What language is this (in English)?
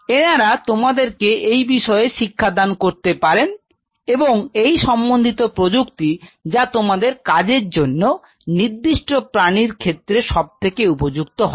Bangla